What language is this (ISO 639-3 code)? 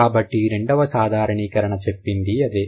tel